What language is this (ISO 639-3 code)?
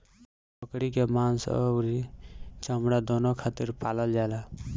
bho